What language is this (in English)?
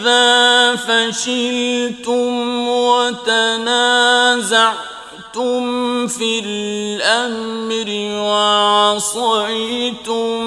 Arabic